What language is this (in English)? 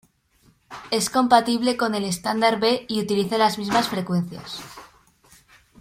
Spanish